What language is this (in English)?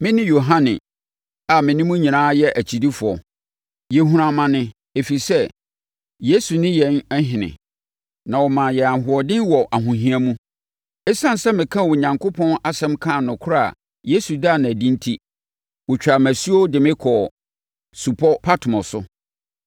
Akan